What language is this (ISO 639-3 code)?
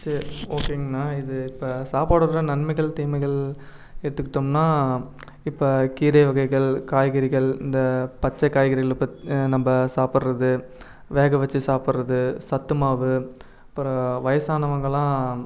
tam